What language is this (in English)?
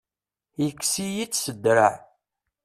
Kabyle